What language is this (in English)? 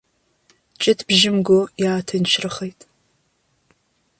Abkhazian